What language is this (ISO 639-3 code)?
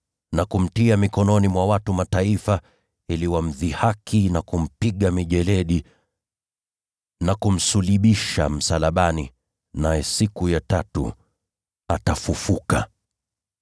swa